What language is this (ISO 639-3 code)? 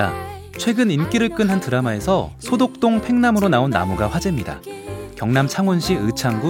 kor